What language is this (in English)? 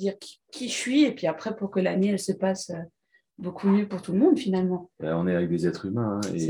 French